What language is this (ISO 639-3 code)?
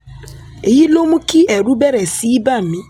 yor